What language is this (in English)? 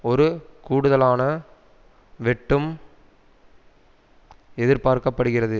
Tamil